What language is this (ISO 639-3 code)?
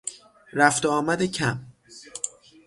fas